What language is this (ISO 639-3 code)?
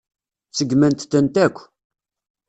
kab